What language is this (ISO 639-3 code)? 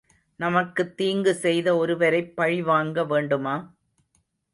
tam